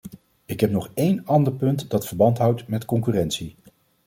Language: Dutch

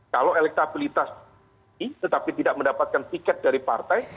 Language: Indonesian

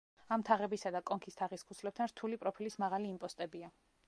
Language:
Georgian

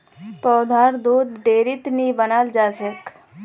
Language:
Magahi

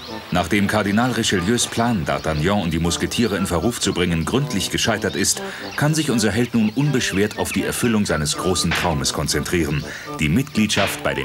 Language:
German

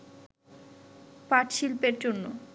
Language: Bangla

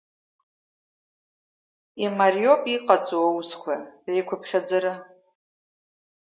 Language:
Abkhazian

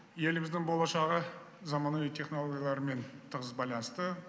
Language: Kazakh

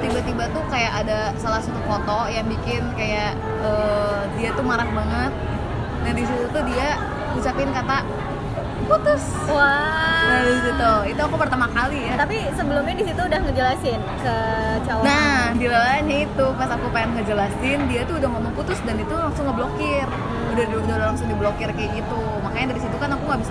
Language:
Indonesian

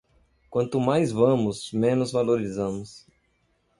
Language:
Portuguese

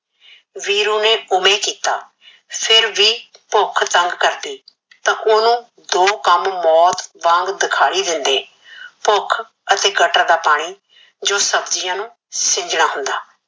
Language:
Punjabi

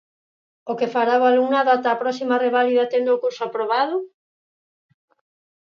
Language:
Galician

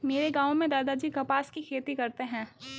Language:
Hindi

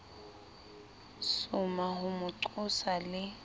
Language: Southern Sotho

